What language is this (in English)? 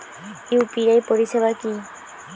Bangla